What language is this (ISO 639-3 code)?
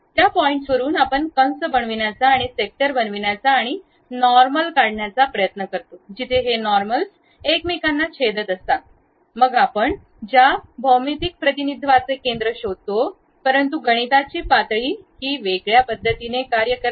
mar